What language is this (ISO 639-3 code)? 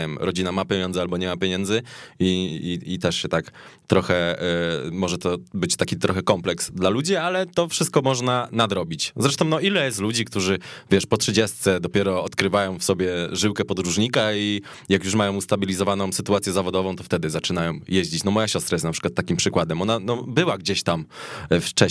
pol